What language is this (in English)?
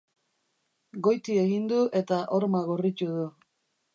Basque